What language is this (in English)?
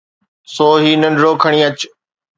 Sindhi